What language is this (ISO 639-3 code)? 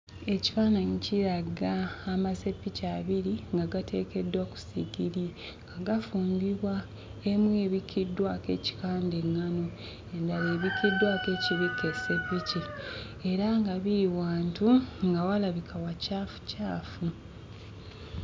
lug